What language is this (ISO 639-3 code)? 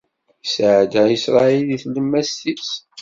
kab